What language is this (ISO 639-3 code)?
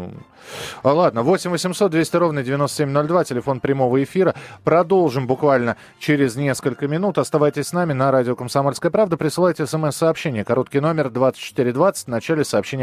rus